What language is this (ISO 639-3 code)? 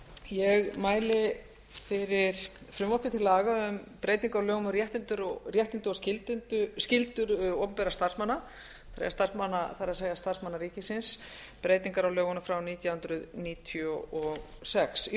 isl